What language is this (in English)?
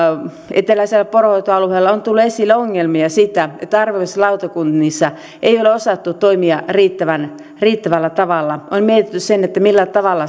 Finnish